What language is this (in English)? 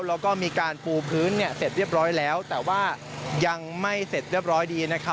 Thai